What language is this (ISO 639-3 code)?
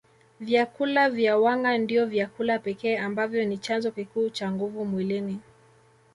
swa